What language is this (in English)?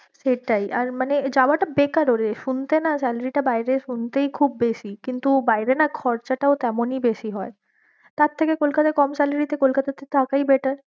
Bangla